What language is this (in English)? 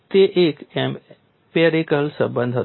Gujarati